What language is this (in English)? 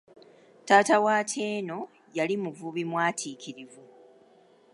Ganda